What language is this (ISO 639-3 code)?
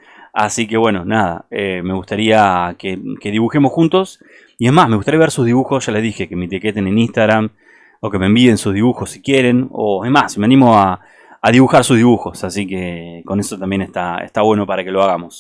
spa